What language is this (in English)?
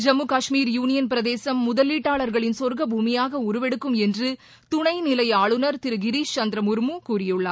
Tamil